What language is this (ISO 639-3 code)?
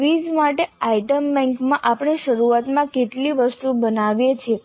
guj